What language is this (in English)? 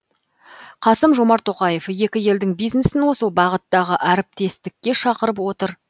Kazakh